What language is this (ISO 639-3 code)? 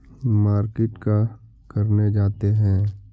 mag